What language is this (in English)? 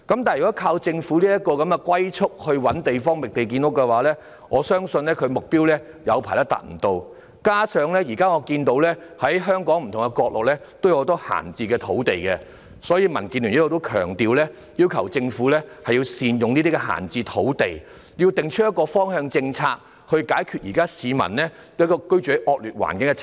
Cantonese